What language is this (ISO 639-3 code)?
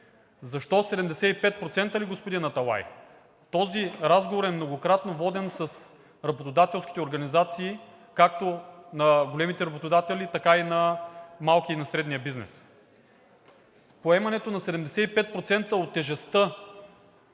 bul